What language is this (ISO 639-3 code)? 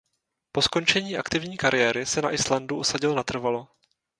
ces